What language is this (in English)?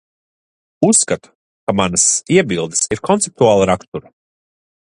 Latvian